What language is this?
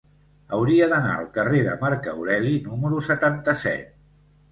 Catalan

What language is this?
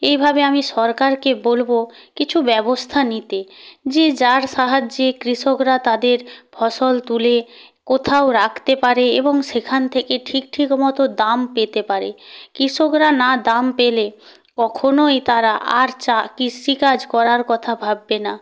Bangla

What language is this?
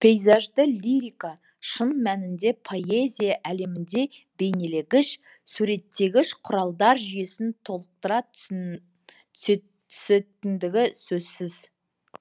Kazakh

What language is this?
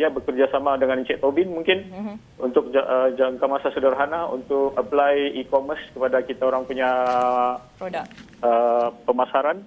Malay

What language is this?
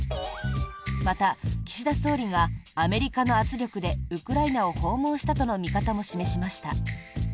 Japanese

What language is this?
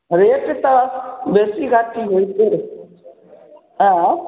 Maithili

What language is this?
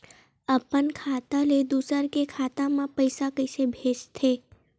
Chhattisgarhi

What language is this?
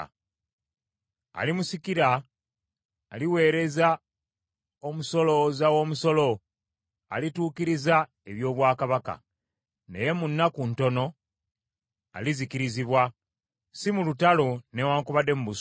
Ganda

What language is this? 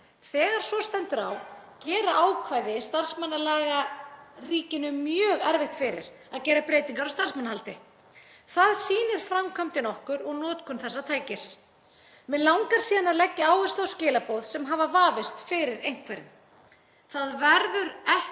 Icelandic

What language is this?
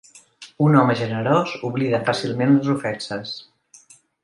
Catalan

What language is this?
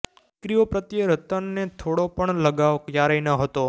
Gujarati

